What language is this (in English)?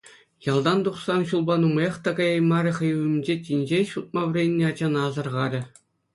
Chuvash